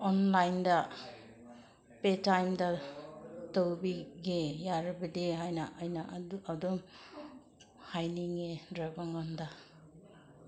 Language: Manipuri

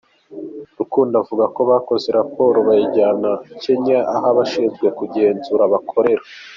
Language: Kinyarwanda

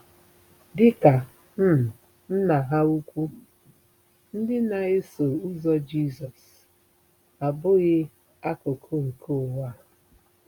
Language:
Igbo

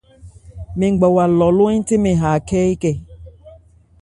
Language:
Ebrié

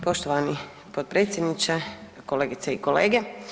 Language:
Croatian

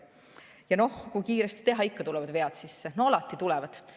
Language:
Estonian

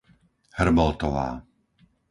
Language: Slovak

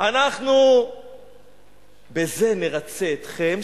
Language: Hebrew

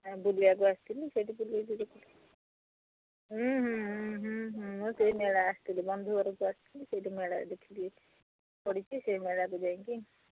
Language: Odia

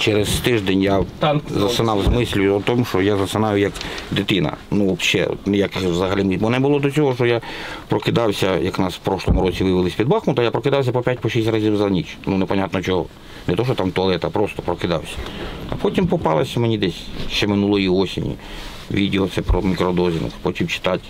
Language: Russian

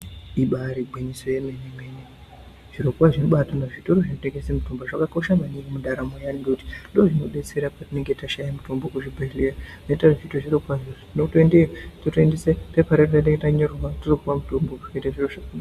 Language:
Ndau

